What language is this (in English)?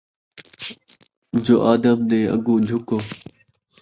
Saraiki